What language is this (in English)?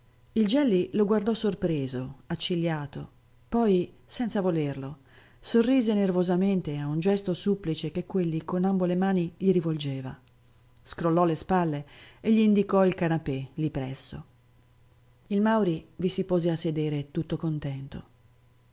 Italian